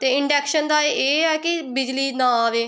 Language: Punjabi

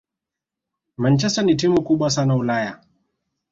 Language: Swahili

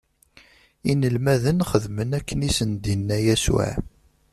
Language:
Kabyle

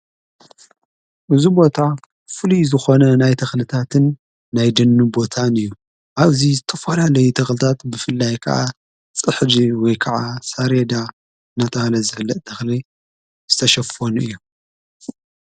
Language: Tigrinya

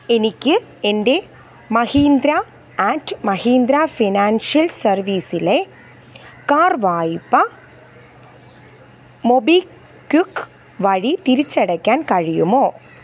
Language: Malayalam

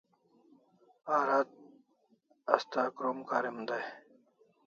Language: Kalasha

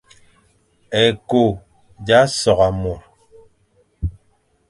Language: Fang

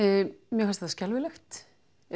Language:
Icelandic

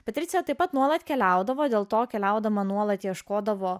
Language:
Lithuanian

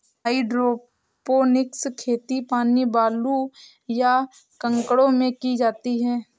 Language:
Hindi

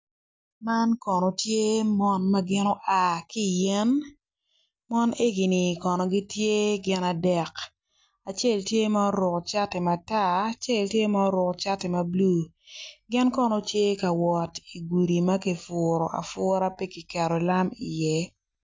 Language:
Acoli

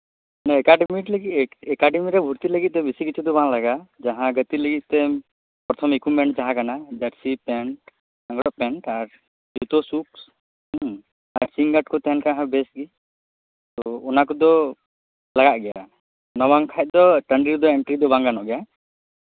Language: Santali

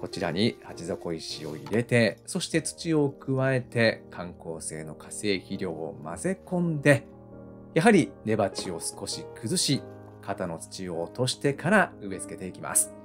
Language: Japanese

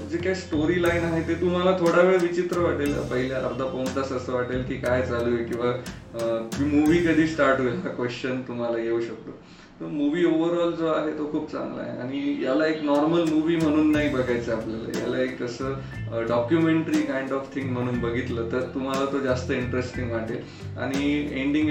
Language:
Marathi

